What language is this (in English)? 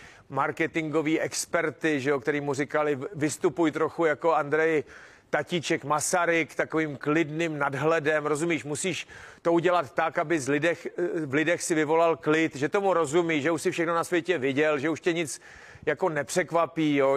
Czech